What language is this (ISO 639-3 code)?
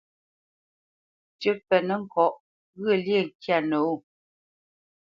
bce